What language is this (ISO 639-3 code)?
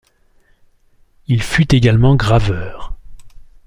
fra